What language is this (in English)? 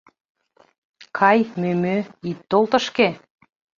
Mari